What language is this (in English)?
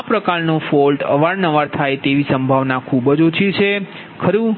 Gujarati